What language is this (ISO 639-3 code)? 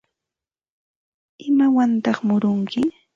qva